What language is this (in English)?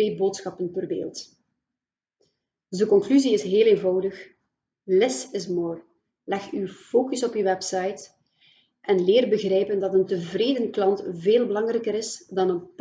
Dutch